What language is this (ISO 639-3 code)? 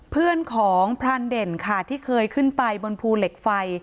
tha